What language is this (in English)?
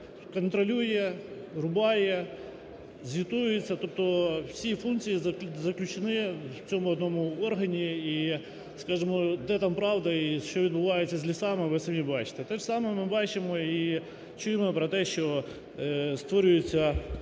Ukrainian